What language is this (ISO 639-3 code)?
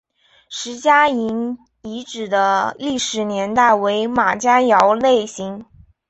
zho